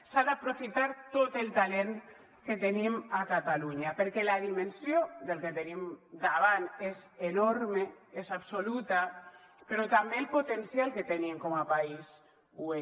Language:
Catalan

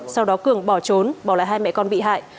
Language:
Vietnamese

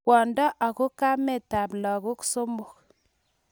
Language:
Kalenjin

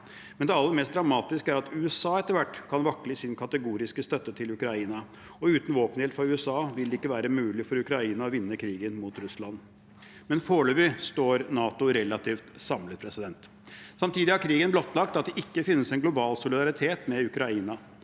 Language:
Norwegian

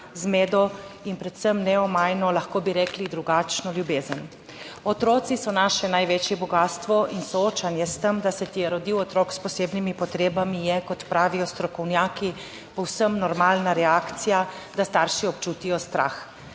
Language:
Slovenian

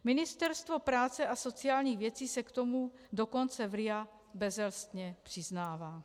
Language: Czech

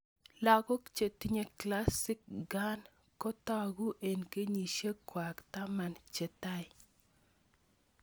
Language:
Kalenjin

